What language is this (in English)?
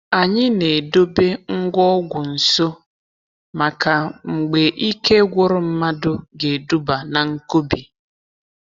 Igbo